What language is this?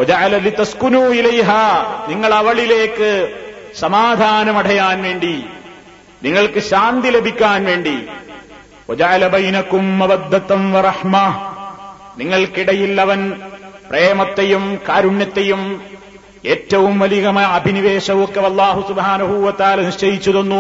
Malayalam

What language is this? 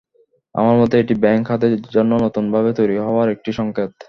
Bangla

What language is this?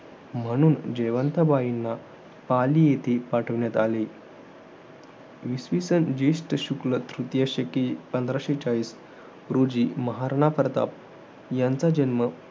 Marathi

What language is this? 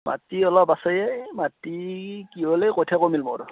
Assamese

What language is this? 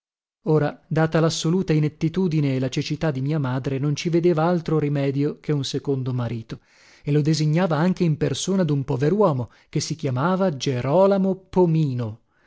Italian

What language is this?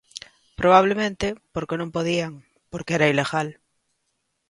Galician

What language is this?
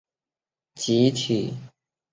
Chinese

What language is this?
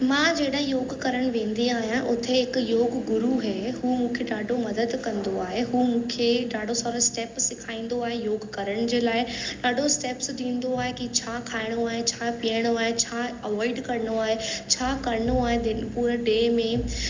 Sindhi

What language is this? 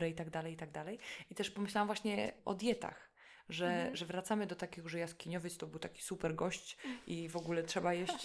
Polish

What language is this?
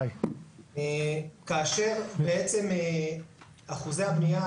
Hebrew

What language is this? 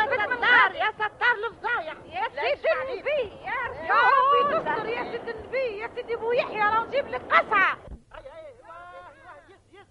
Arabic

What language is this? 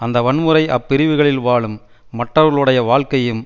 Tamil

